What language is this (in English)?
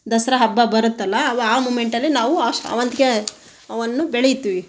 Kannada